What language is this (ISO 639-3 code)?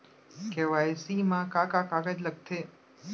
hne